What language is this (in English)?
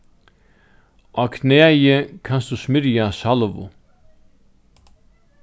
Faroese